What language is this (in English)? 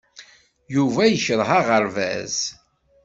Kabyle